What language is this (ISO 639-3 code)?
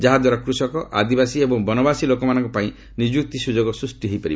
ori